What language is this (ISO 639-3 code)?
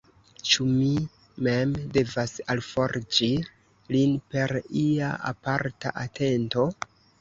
epo